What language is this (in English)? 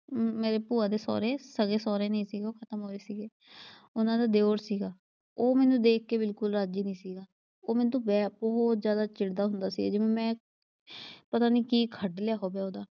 Punjabi